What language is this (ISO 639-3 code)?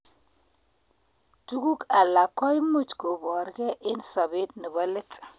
kln